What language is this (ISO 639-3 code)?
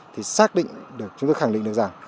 vie